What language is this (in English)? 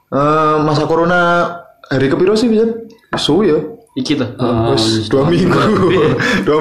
Indonesian